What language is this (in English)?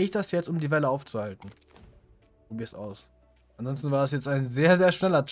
German